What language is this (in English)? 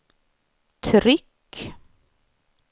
Swedish